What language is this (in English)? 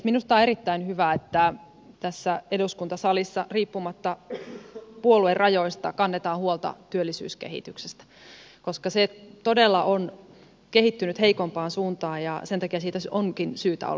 Finnish